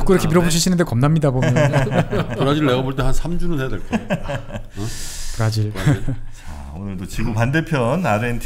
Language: Korean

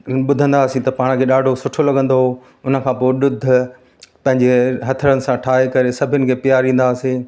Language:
Sindhi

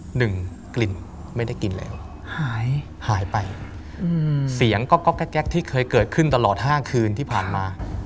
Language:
Thai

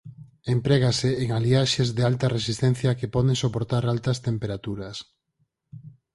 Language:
Galician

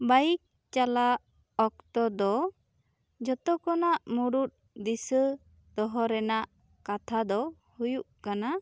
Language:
Santali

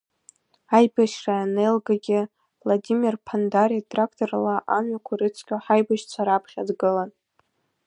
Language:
Abkhazian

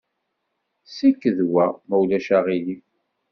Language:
Kabyle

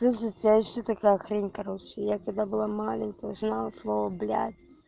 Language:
Russian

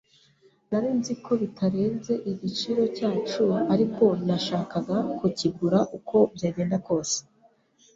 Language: Kinyarwanda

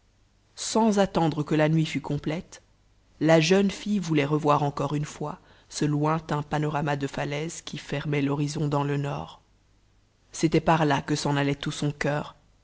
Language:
French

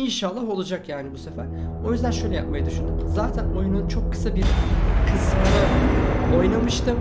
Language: Turkish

